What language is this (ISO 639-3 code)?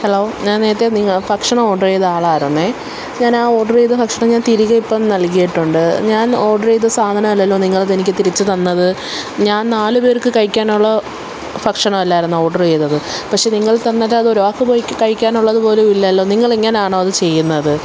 mal